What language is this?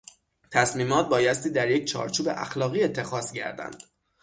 Persian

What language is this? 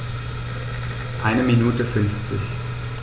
German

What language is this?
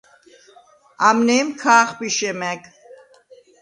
Svan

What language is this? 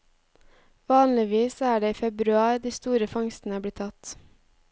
Norwegian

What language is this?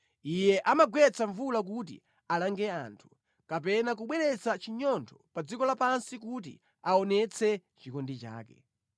Nyanja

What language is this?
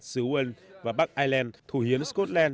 Vietnamese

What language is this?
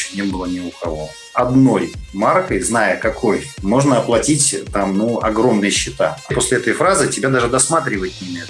Russian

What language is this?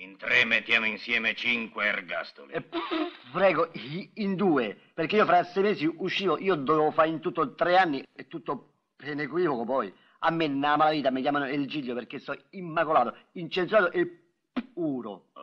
Italian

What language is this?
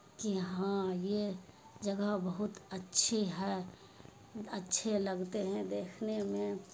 Urdu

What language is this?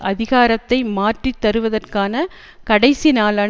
Tamil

